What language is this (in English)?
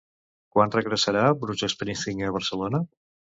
Catalan